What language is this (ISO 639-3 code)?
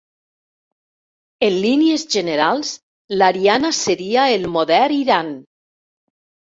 cat